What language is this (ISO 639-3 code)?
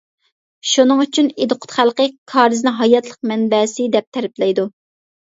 uig